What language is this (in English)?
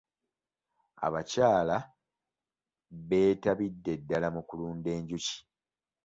Ganda